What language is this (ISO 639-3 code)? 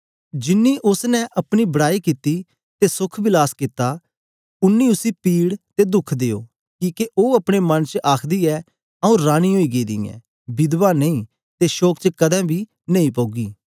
doi